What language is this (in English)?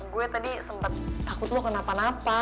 Indonesian